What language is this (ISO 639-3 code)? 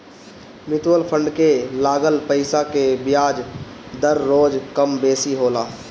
bho